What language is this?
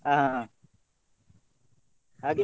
Kannada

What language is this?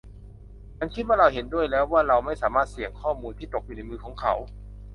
Thai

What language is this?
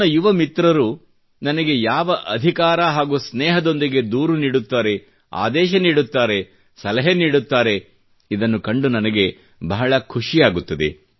Kannada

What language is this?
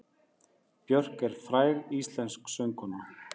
Icelandic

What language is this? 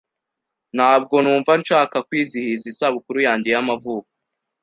Kinyarwanda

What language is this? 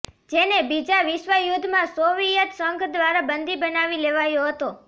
Gujarati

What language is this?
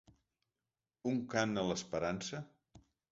Catalan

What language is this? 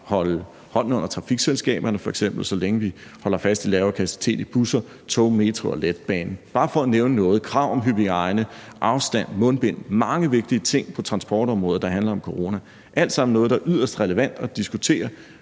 Danish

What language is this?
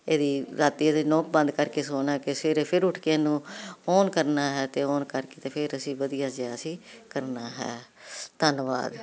Punjabi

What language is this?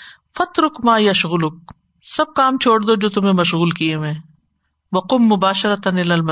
Urdu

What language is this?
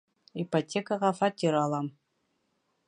Bashkir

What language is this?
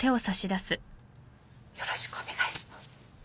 Japanese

